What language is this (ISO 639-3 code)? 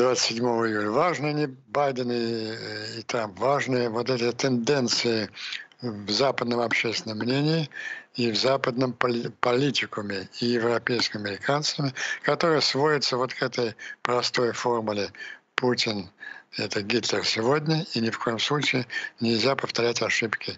rus